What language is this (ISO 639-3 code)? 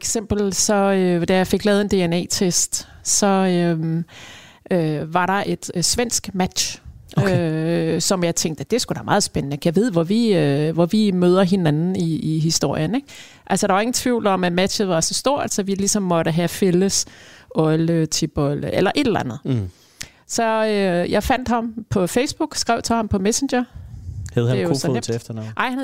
dan